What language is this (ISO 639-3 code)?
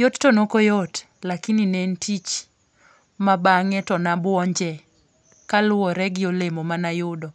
luo